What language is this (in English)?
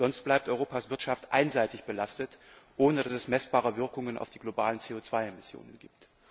German